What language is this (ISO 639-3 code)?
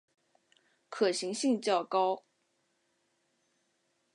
zho